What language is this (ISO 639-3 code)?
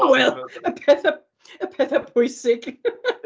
cym